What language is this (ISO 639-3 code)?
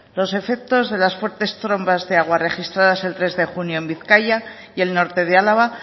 spa